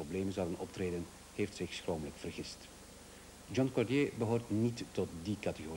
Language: Dutch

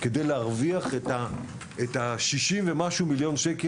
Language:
Hebrew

